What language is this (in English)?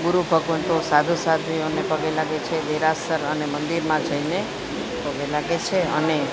Gujarati